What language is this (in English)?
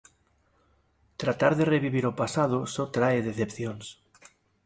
Galician